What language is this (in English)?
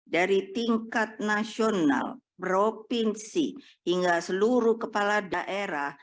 Indonesian